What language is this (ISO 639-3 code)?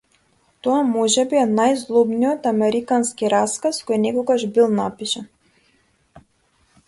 mkd